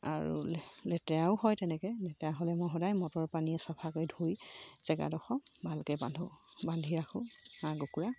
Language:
Assamese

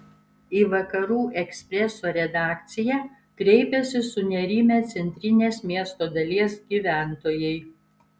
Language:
Lithuanian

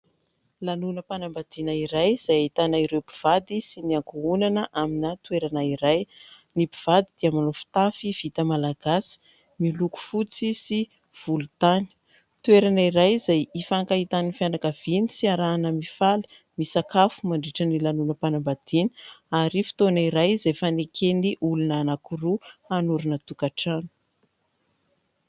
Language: Malagasy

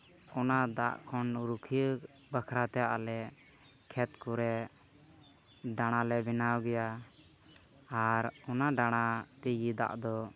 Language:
Santali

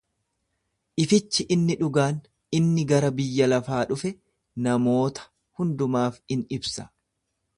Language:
Oromo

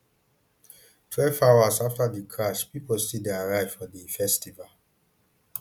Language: Nigerian Pidgin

